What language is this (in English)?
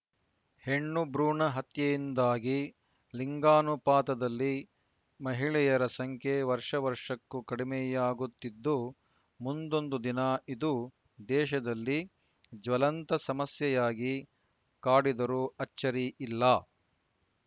Kannada